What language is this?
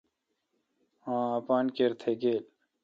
Kalkoti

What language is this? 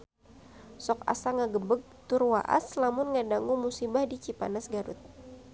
Sundanese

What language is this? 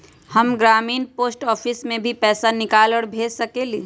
Magahi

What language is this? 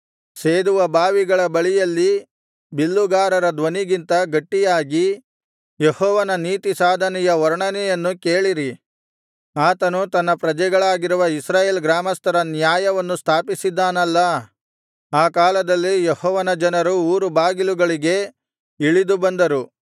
Kannada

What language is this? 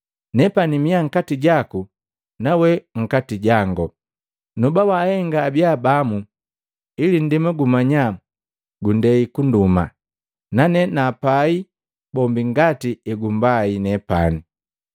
Matengo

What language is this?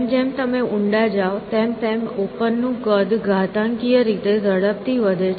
Gujarati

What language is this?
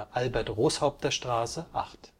German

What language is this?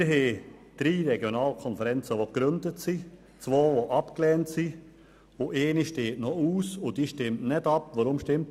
Swiss German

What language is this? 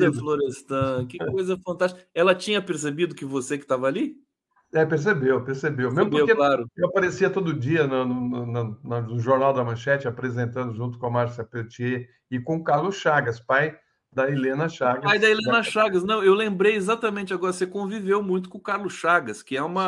Portuguese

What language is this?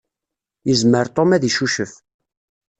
Kabyle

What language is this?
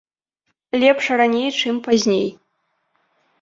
Belarusian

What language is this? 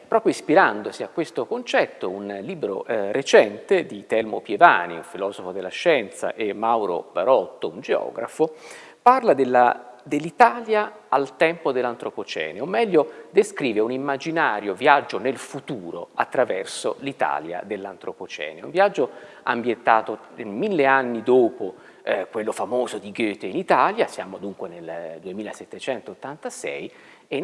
Italian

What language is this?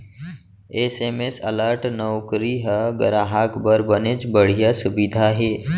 Chhattisgarhi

